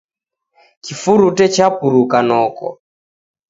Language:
Taita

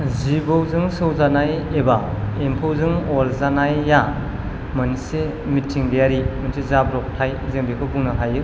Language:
Bodo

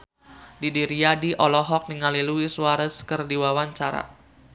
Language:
Sundanese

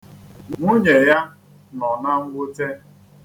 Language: Igbo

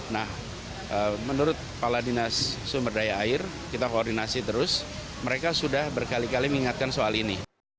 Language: Indonesian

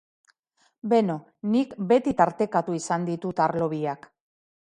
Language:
Basque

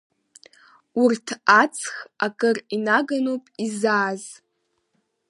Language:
Abkhazian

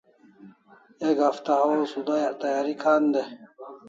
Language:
Kalasha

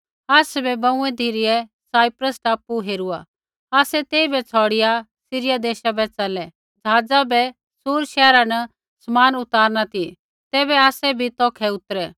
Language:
Kullu Pahari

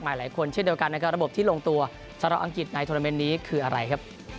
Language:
Thai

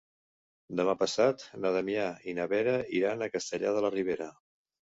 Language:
Catalan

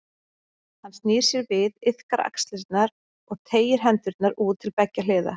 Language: Icelandic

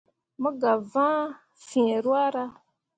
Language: Mundang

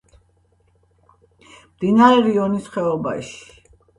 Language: Georgian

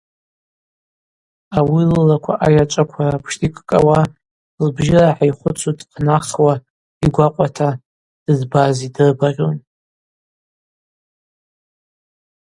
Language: Abaza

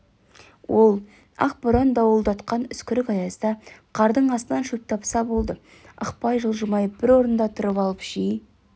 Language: Kazakh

